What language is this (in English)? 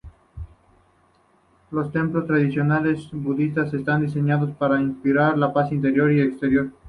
Spanish